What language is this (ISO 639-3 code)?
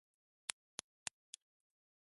jpn